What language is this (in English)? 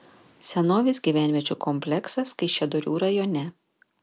Lithuanian